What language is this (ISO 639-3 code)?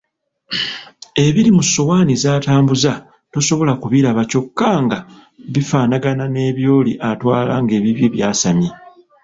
lug